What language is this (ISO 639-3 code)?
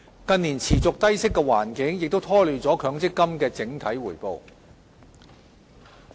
yue